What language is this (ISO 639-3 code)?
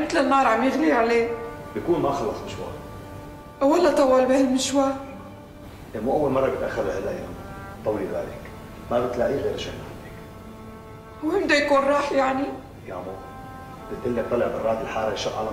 ara